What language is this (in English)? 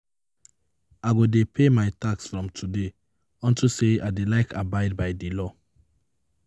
Nigerian Pidgin